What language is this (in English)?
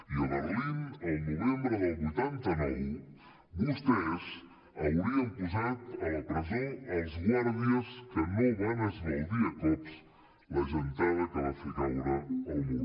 Catalan